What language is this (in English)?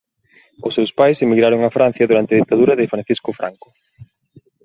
Galician